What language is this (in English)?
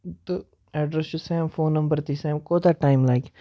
Kashmiri